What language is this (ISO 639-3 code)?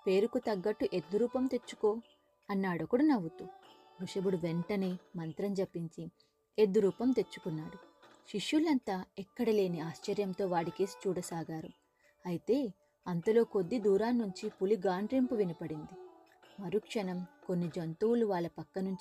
tel